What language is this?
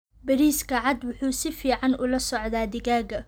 Somali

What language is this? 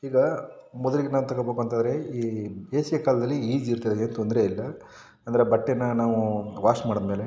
Kannada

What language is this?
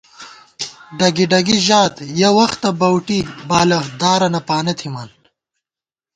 Gawar-Bati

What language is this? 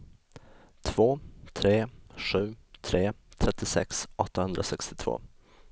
Swedish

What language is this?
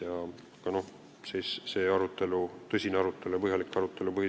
Estonian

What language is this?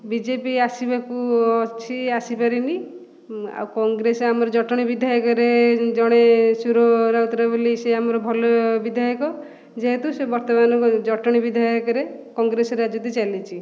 Odia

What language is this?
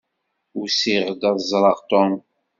Kabyle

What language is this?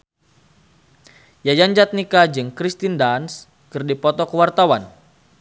Sundanese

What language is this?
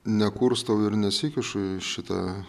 Lithuanian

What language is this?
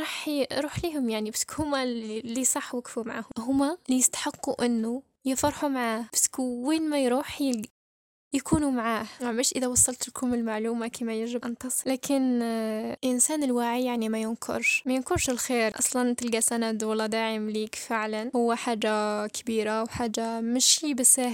Arabic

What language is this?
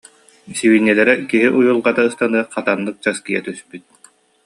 Yakut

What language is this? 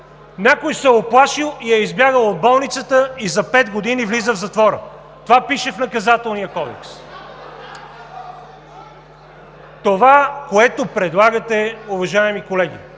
Bulgarian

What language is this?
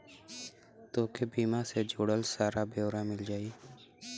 Bhojpuri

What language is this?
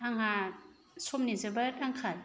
Bodo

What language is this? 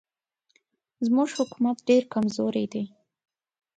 Pashto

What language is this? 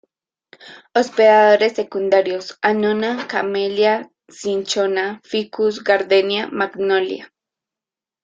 Spanish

